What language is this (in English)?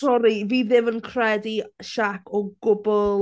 Welsh